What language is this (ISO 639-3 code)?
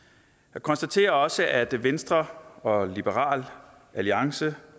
dan